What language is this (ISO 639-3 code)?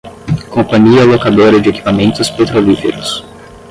por